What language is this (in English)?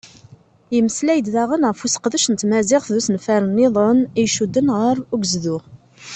Kabyle